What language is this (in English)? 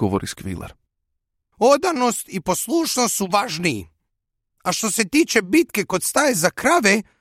Croatian